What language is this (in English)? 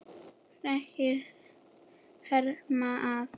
Icelandic